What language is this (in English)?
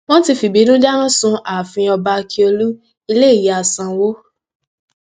Yoruba